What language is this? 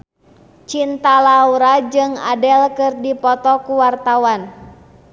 Sundanese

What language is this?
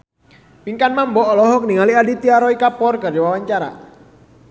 Sundanese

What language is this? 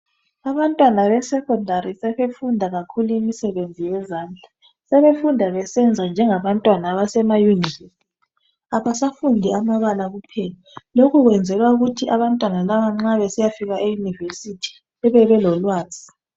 North Ndebele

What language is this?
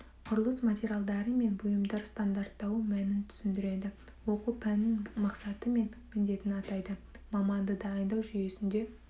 Kazakh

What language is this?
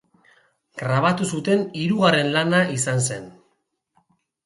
Basque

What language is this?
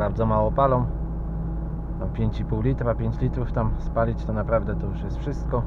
Polish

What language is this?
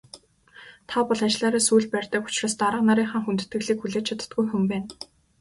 Mongolian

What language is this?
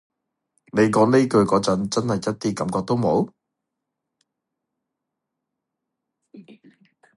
Cantonese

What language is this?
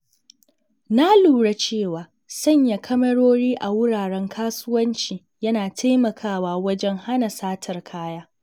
Hausa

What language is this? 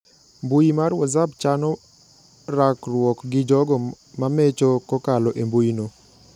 Luo (Kenya and Tanzania)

